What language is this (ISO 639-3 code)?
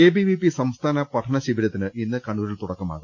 mal